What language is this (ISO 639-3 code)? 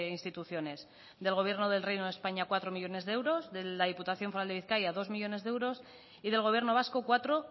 spa